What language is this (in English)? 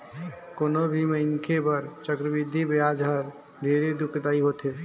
Chhattisgarhi